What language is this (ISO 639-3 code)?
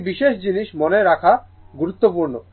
ben